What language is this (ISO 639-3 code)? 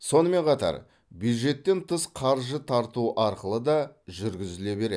kaz